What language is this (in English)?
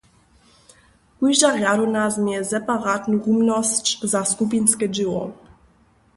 Upper Sorbian